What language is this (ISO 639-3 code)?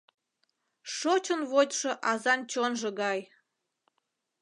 chm